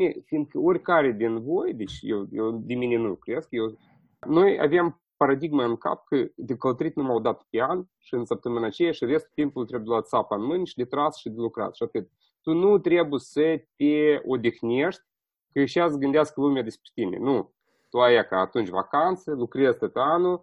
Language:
Romanian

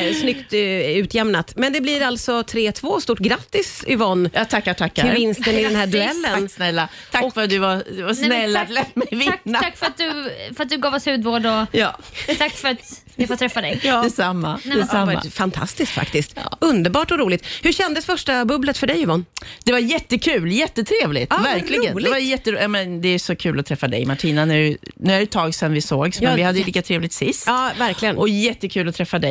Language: Swedish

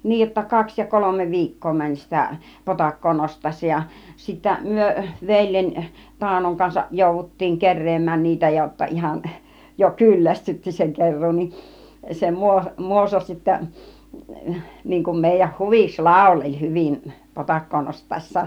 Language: Finnish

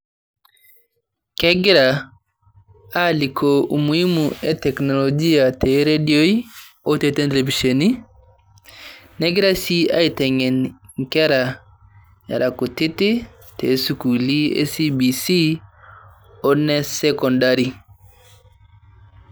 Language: Masai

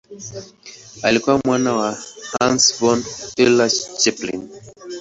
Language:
Swahili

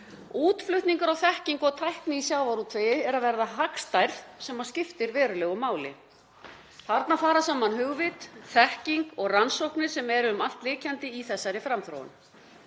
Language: Icelandic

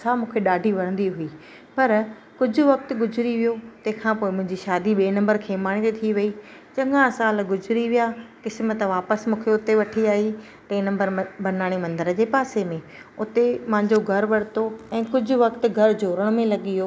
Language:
Sindhi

